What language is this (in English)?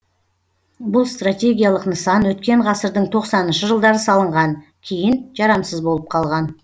Kazakh